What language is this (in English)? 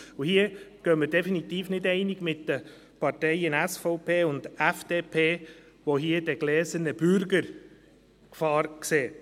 Swiss German